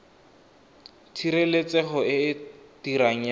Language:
Tswana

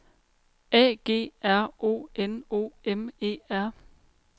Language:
Danish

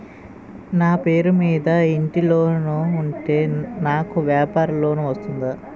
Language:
Telugu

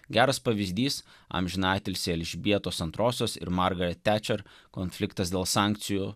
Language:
Lithuanian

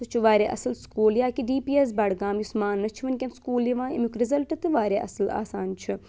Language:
Kashmiri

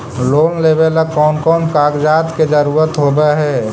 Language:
Magahi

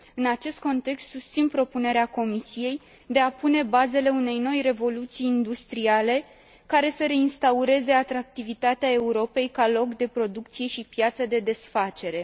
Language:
Romanian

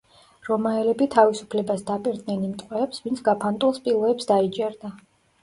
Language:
Georgian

